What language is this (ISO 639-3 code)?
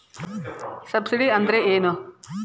kan